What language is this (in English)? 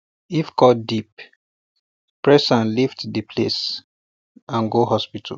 Nigerian Pidgin